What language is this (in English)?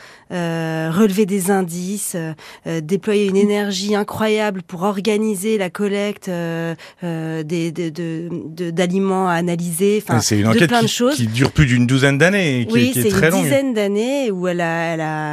French